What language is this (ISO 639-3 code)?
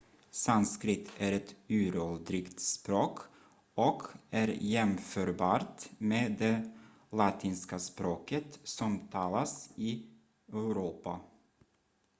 swe